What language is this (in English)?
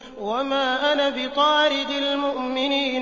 Arabic